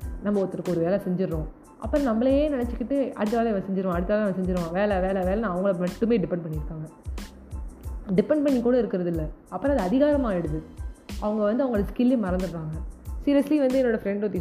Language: Tamil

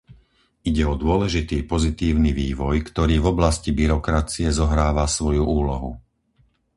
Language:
Slovak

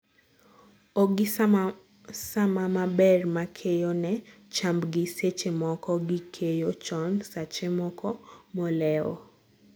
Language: Luo (Kenya and Tanzania)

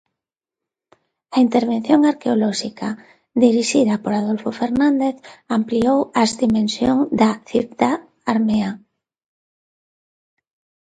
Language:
Galician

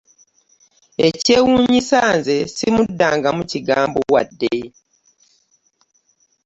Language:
Ganda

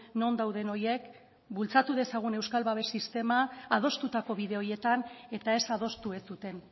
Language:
Basque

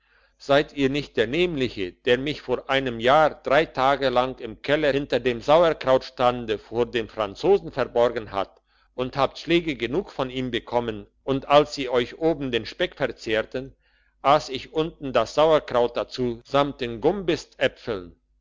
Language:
German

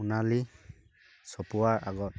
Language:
Assamese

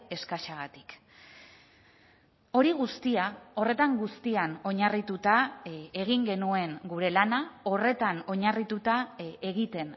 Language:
Basque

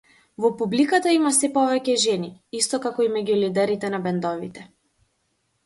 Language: Macedonian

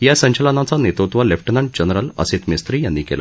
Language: Marathi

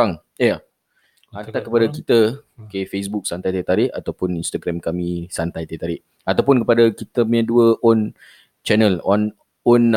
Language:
Malay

